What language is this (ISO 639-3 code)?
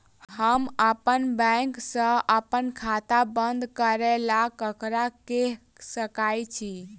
mai